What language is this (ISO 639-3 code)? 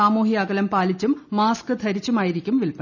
mal